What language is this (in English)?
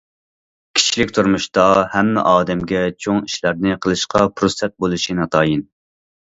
Uyghur